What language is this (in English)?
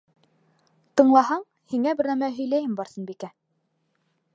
Bashkir